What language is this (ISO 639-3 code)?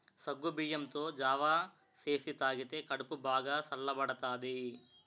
tel